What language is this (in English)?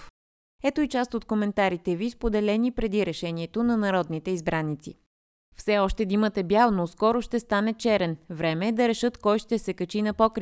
Bulgarian